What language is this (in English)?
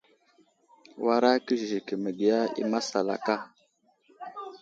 Wuzlam